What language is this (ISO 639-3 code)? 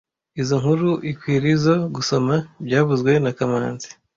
kin